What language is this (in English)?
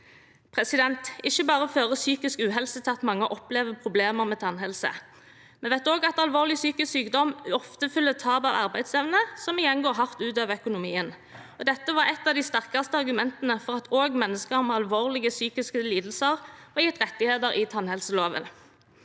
Norwegian